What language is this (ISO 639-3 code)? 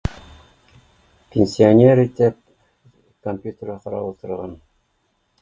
bak